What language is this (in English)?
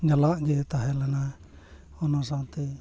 Santali